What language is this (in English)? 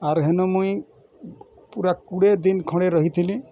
Odia